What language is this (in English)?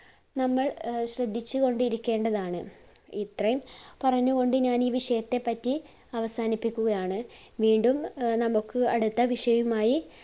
Malayalam